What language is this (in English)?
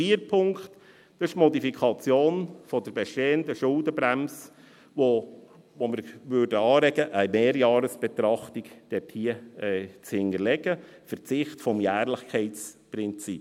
Swiss German